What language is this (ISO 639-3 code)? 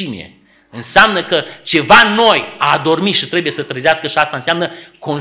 ron